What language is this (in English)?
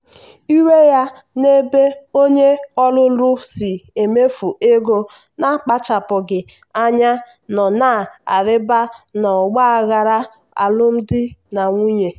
Igbo